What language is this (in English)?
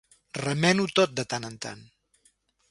Catalan